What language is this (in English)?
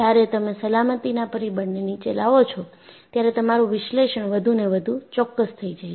Gujarati